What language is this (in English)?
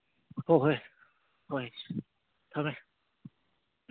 Manipuri